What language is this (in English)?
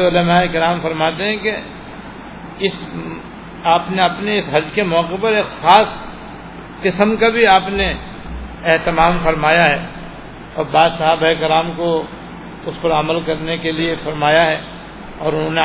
Urdu